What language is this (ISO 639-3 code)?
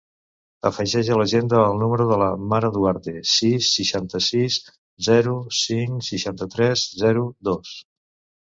cat